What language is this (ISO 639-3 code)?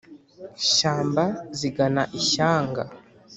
kin